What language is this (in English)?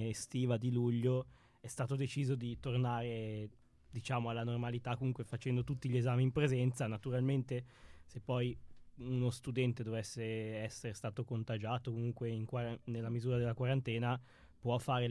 Italian